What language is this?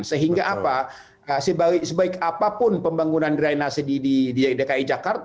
Indonesian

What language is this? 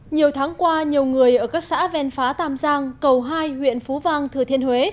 Vietnamese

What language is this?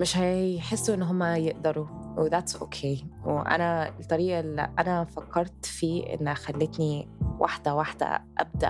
Arabic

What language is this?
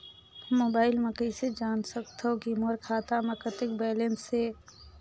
Chhattisgarhi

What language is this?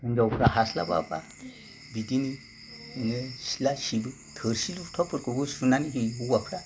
Bodo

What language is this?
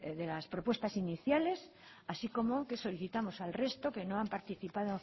Spanish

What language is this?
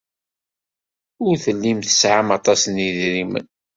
Kabyle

